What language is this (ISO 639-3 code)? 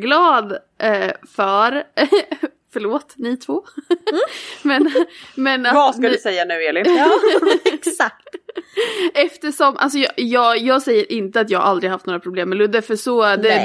swe